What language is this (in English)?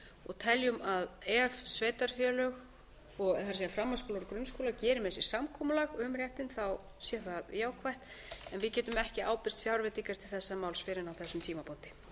Icelandic